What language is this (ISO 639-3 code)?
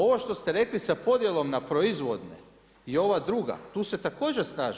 hrv